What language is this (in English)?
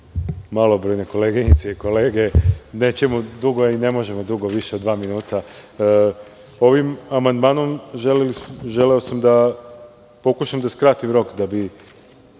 Serbian